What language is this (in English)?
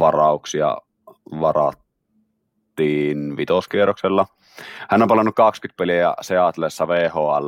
Finnish